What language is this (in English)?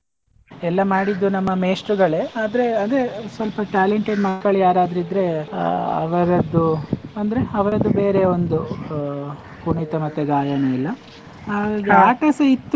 Kannada